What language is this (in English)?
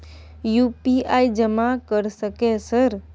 Maithili